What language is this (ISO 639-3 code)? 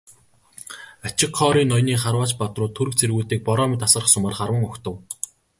mon